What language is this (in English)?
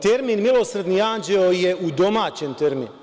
Serbian